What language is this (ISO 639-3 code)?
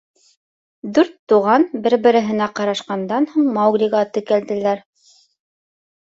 bak